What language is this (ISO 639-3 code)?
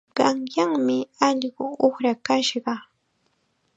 qxa